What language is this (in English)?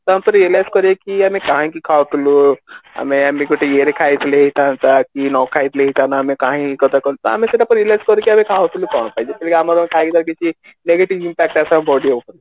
Odia